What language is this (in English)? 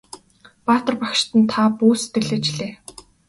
Mongolian